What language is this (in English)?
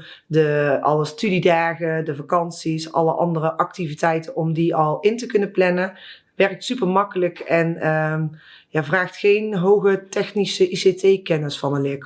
Dutch